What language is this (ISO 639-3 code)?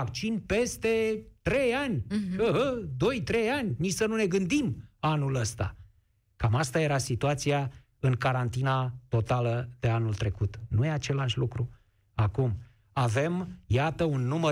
ron